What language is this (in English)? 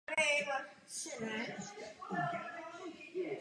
Czech